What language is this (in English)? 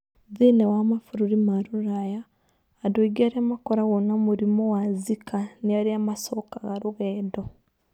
Kikuyu